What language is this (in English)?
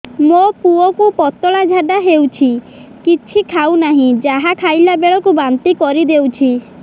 Odia